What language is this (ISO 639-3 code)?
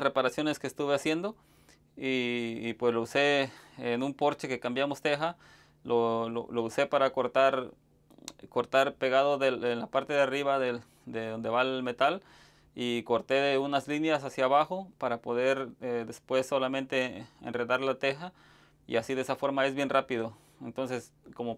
spa